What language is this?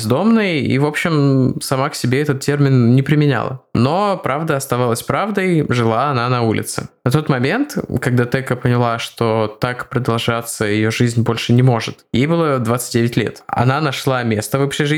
Russian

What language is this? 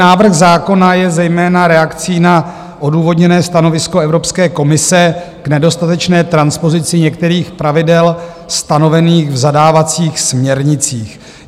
Czech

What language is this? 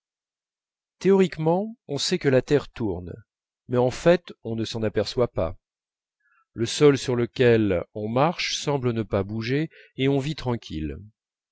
French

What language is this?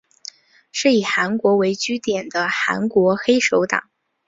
Chinese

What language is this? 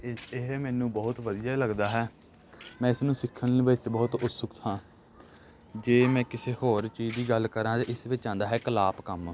Punjabi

